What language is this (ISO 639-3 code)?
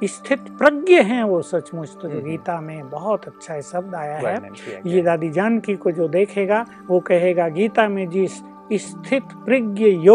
hin